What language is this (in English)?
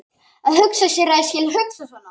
Icelandic